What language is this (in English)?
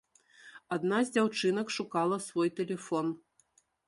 Belarusian